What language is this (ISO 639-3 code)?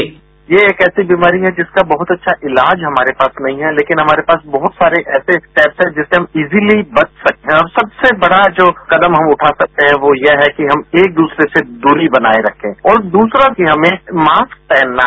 hin